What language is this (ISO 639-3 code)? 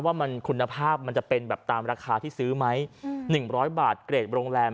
tha